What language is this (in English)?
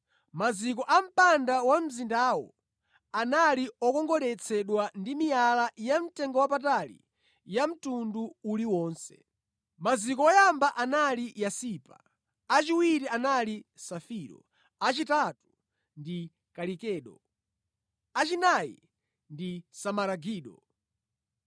Nyanja